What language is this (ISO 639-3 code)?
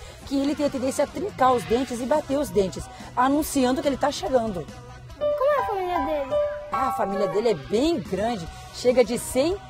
por